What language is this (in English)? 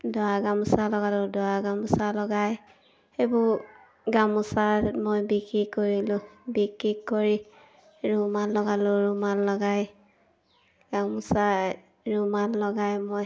Assamese